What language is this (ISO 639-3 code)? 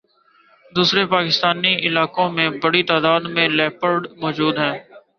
urd